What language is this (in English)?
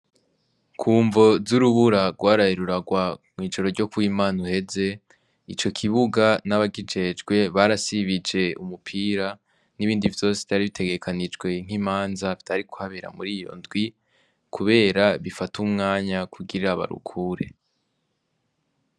Rundi